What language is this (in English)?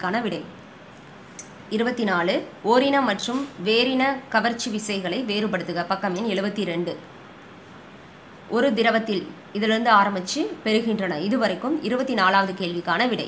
Romanian